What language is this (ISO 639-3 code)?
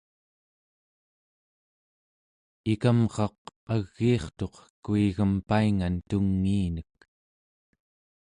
esu